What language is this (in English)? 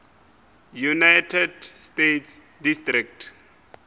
Northern Sotho